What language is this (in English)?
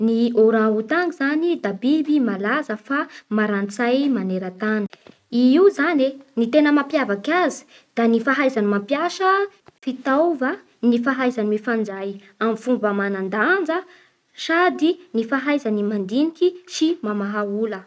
Bara Malagasy